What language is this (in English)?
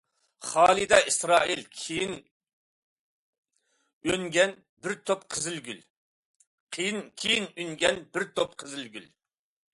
Uyghur